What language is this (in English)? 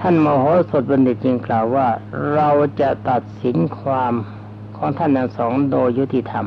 Thai